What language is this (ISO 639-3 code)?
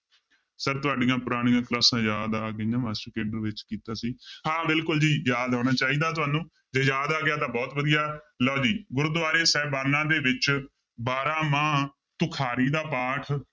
pan